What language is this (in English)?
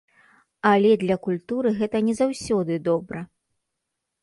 Belarusian